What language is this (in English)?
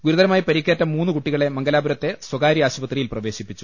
Malayalam